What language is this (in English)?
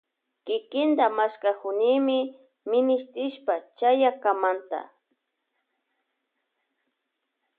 Loja Highland Quichua